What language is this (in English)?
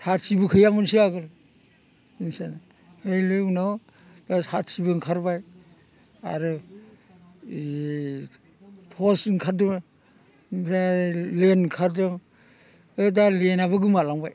Bodo